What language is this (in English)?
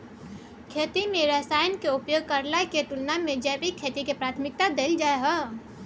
Maithili